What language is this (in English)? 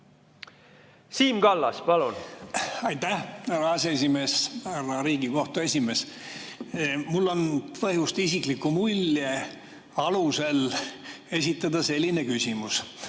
Estonian